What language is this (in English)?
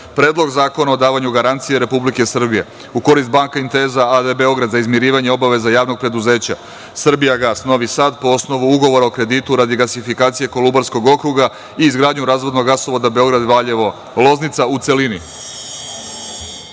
Serbian